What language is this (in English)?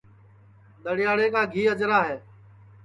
Sansi